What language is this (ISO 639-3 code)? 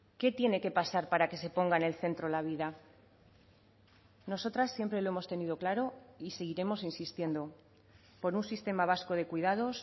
spa